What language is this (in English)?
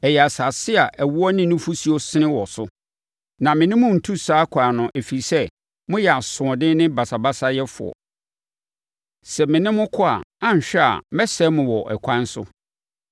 Akan